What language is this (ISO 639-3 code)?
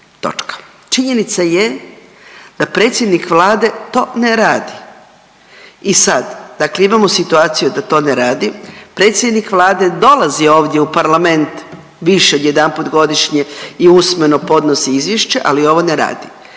hrv